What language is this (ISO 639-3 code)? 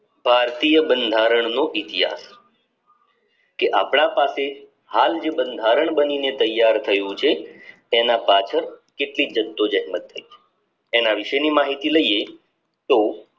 guj